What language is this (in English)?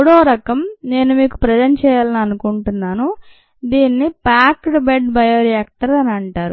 Telugu